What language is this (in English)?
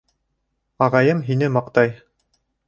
Bashkir